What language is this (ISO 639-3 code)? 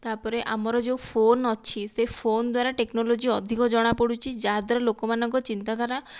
ori